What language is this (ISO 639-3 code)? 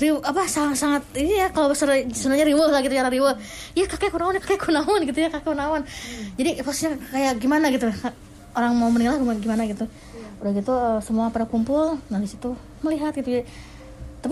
ind